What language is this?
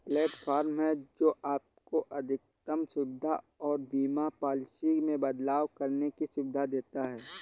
Hindi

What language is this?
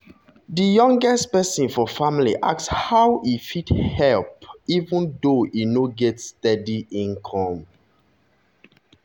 Nigerian Pidgin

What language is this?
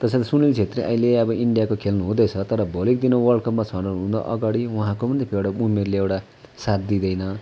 Nepali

